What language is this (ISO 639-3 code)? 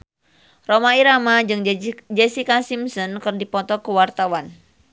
sun